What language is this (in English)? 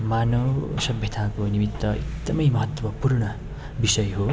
Nepali